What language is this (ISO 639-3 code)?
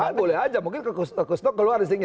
ind